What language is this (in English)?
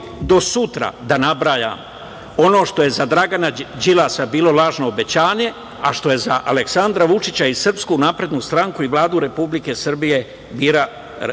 Serbian